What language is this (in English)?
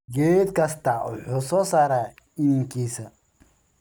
Somali